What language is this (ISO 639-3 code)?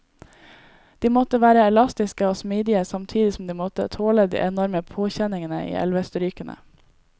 nor